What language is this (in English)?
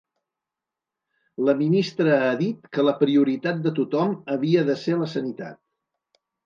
Catalan